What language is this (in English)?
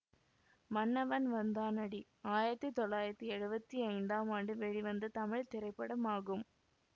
Tamil